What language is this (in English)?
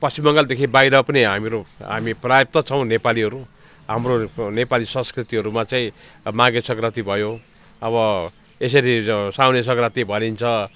Nepali